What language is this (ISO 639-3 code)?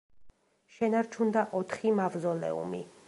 kat